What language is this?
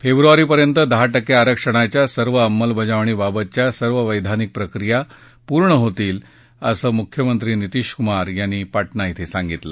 Marathi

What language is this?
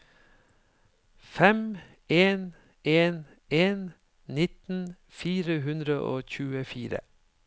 Norwegian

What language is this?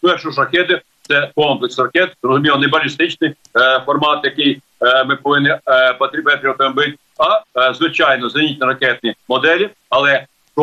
Ukrainian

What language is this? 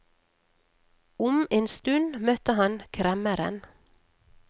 Norwegian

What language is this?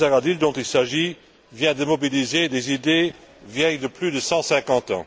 French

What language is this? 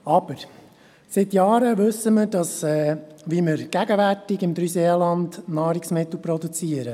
Swiss German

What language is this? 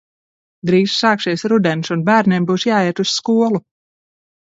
Latvian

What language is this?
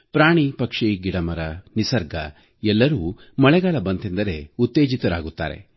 Kannada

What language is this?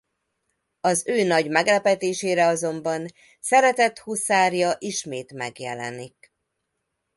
Hungarian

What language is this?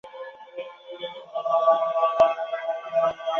Chinese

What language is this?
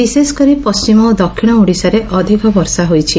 Odia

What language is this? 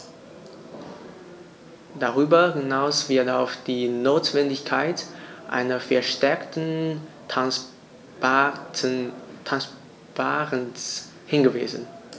German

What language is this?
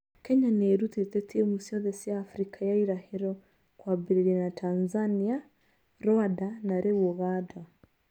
Kikuyu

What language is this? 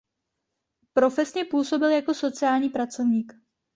Czech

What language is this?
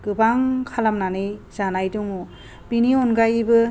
Bodo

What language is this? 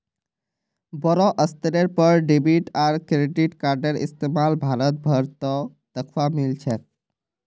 Magahi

